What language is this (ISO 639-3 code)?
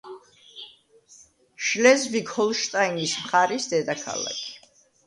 kat